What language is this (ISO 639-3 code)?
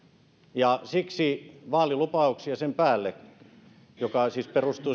fin